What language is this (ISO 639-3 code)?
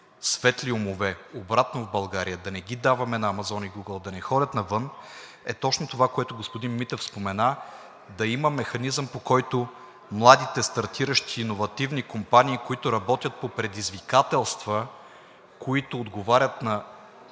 bul